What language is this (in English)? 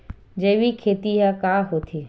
Chhattisgarhi